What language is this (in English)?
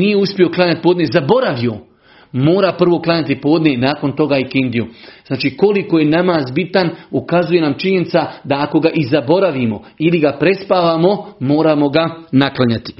Croatian